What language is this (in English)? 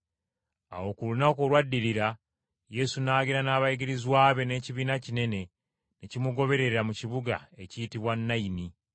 Ganda